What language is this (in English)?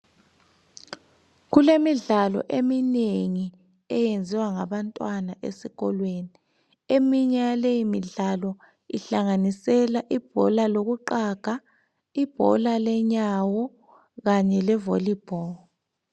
North Ndebele